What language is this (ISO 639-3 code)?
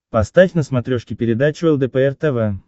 rus